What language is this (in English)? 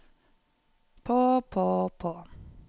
Norwegian